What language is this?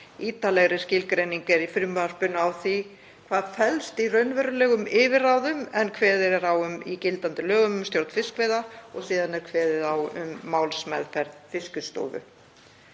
Icelandic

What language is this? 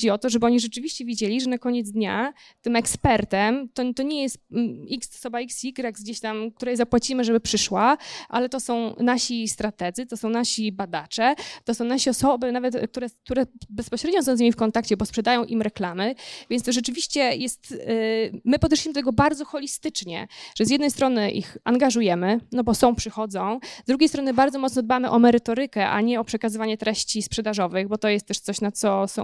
Polish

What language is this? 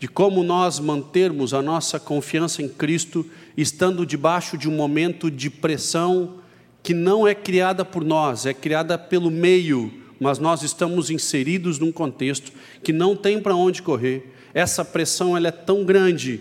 Portuguese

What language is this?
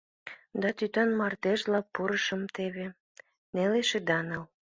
Mari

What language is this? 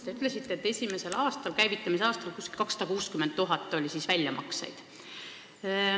Estonian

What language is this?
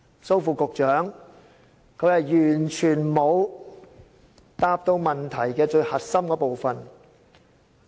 Cantonese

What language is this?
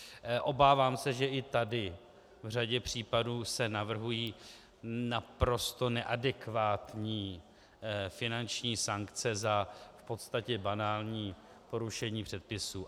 Czech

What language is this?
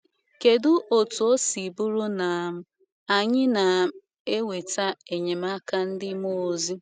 Igbo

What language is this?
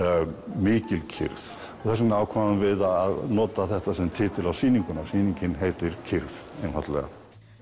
Icelandic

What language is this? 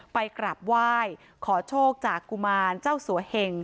Thai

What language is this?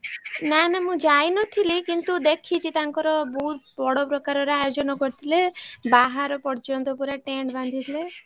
Odia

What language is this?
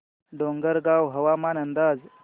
Marathi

